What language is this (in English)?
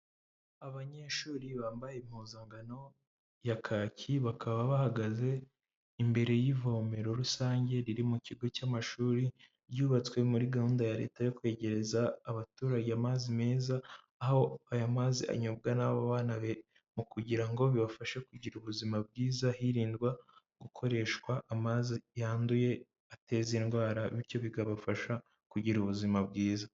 Kinyarwanda